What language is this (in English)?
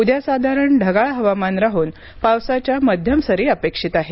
Marathi